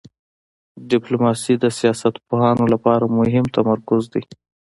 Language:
Pashto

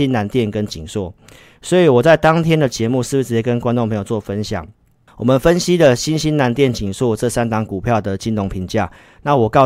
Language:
Chinese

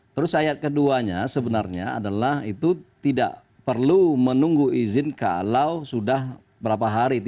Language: Indonesian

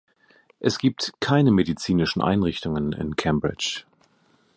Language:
German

